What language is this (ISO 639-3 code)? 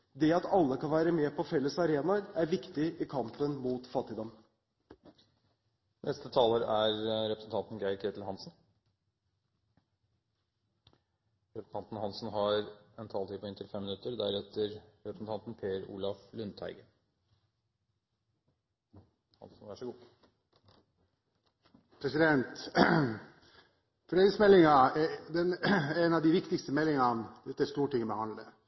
nob